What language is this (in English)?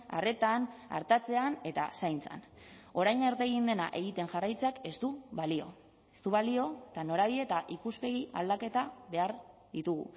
Basque